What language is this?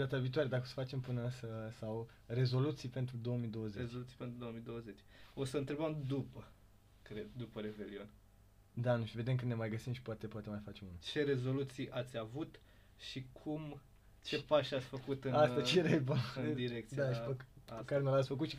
Romanian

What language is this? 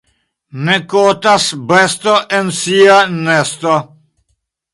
Esperanto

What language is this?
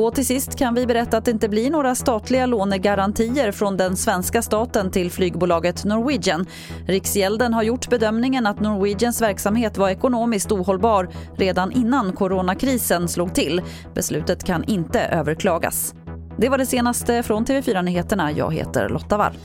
Swedish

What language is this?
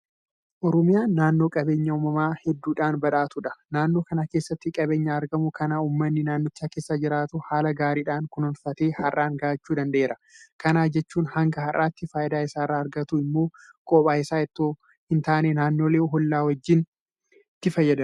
Oromo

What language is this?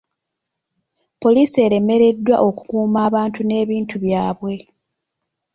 Ganda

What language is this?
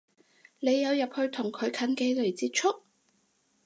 Cantonese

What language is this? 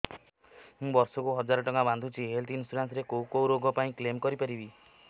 Odia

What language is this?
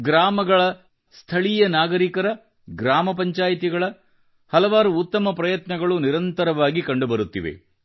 Kannada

